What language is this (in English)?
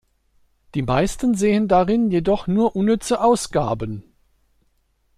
German